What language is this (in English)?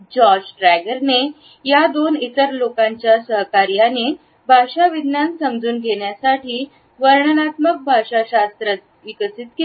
Marathi